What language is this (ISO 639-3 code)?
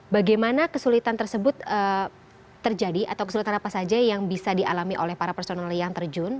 ind